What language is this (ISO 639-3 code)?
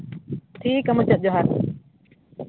sat